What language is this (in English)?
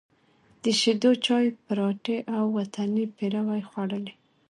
Pashto